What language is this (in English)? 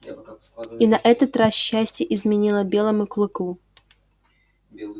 Russian